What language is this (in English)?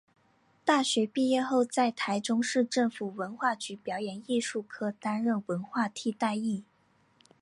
Chinese